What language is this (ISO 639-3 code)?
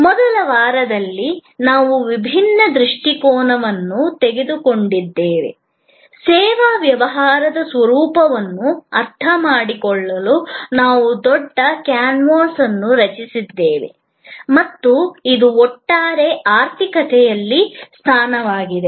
kan